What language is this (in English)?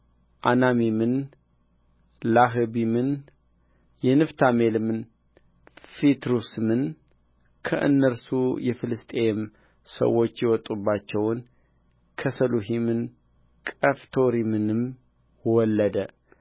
Amharic